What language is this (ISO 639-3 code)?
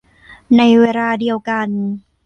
tha